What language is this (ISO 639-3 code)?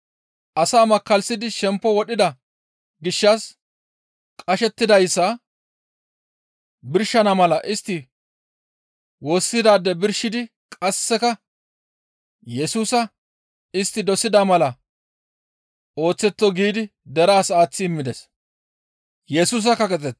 gmv